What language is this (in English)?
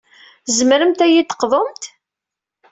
Kabyle